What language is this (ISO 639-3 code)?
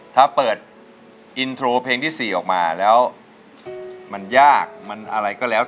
tha